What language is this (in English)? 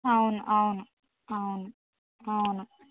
Telugu